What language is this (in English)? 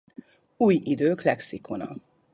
Hungarian